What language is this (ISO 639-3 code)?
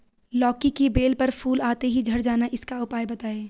hin